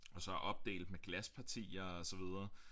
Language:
Danish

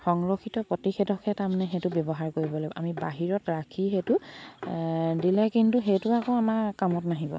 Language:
Assamese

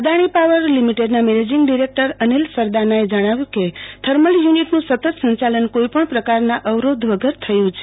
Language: Gujarati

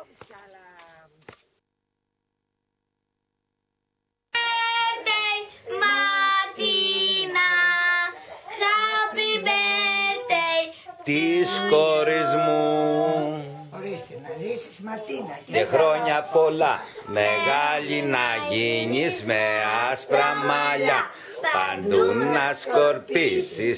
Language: Greek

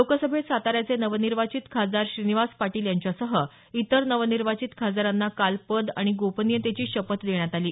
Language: Marathi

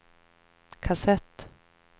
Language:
Swedish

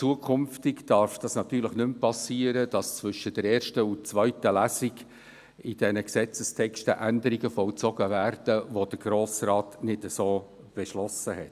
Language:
Swiss German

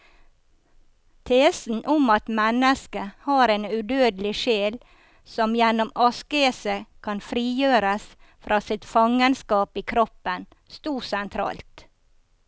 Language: Norwegian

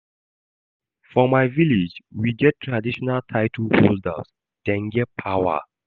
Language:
Nigerian Pidgin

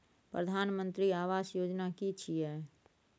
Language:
Maithili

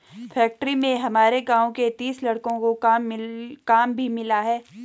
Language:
Hindi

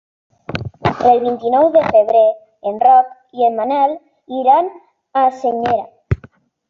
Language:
Catalan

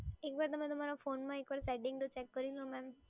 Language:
Gujarati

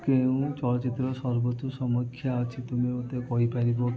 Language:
Odia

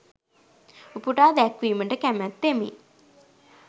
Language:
Sinhala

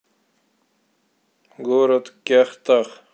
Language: Russian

